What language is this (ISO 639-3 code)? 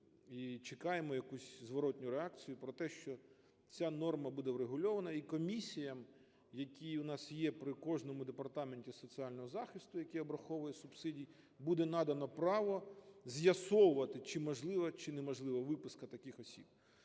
ukr